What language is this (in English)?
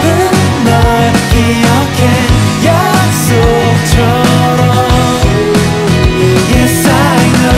Korean